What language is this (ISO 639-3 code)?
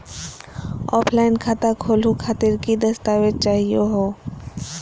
mag